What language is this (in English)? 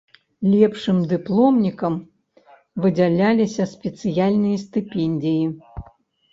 Belarusian